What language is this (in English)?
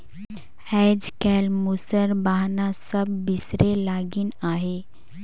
Chhattisgarhi